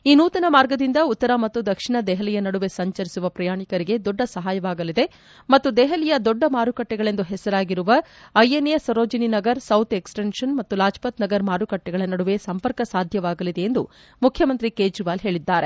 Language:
Kannada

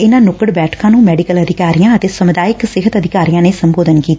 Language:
Punjabi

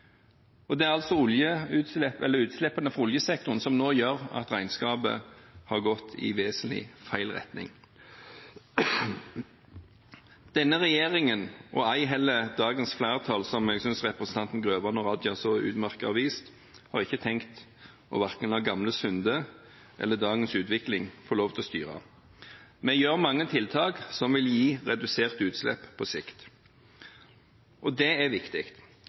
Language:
Norwegian Bokmål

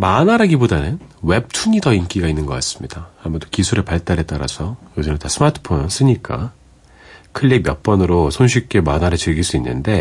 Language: Korean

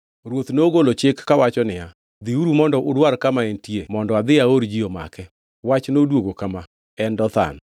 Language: Luo (Kenya and Tanzania)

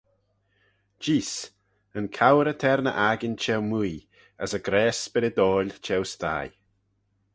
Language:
Manx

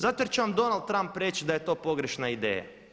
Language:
Croatian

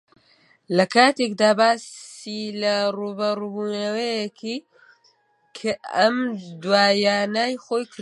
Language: Central Kurdish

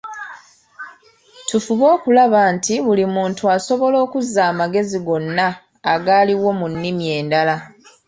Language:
Ganda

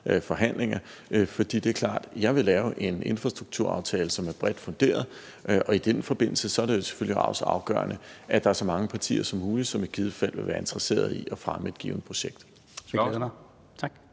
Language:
Danish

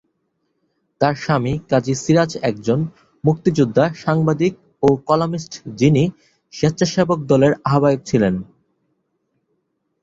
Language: Bangla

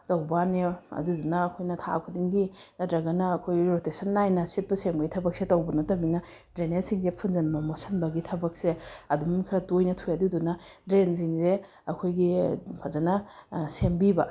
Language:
Manipuri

